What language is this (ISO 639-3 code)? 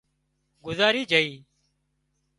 kxp